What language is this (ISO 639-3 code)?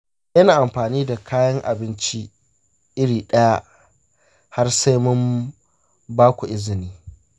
hau